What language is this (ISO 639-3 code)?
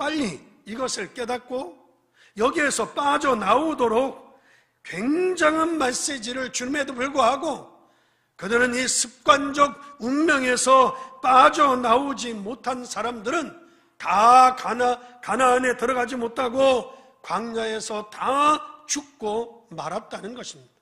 kor